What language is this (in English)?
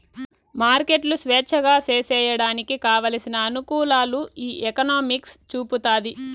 Telugu